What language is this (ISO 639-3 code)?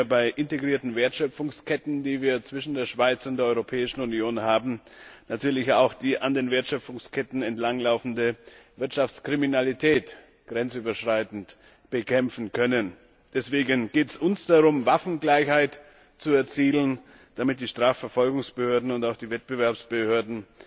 deu